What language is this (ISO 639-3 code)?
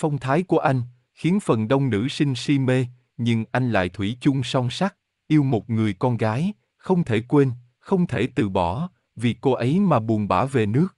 vie